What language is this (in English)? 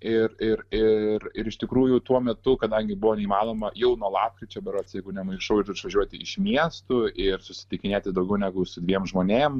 Lithuanian